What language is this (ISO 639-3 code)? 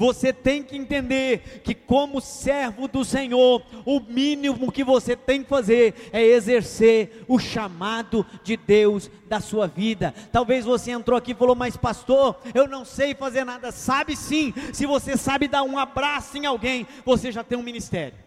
por